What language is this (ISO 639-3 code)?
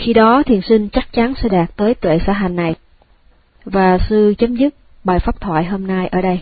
vie